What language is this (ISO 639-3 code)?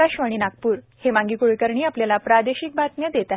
mar